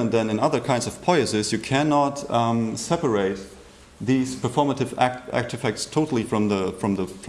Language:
English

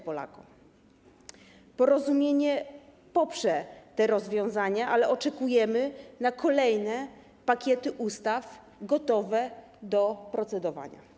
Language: Polish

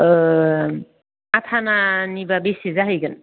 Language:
Bodo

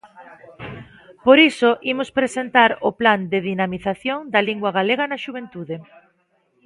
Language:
Galician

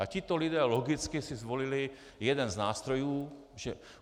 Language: Czech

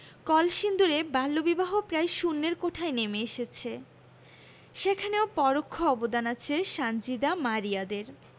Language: Bangla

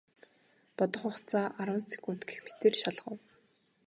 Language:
Mongolian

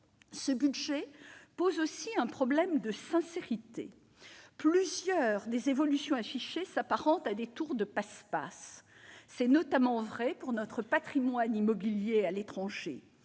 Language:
French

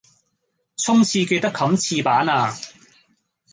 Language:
Cantonese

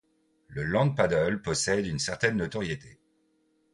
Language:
French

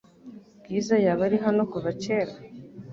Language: Kinyarwanda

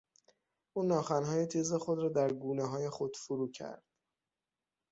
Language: Persian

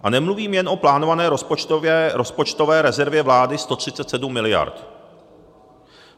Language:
Czech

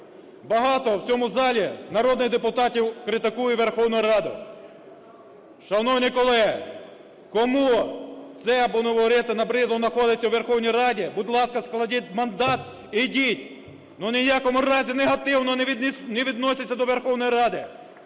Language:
Ukrainian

